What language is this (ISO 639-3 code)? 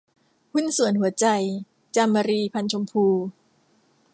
tha